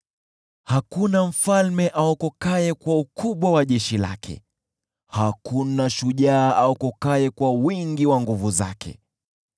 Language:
Swahili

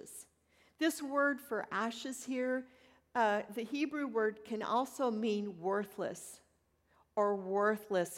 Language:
English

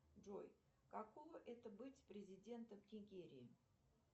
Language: Russian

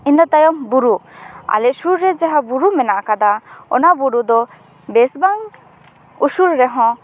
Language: Santali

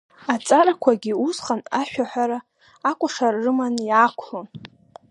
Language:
Abkhazian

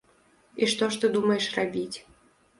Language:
Belarusian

